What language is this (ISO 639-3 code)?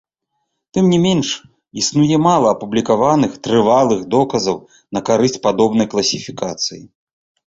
bel